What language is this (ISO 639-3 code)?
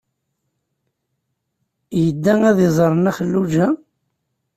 kab